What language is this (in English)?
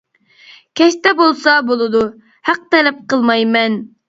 Uyghur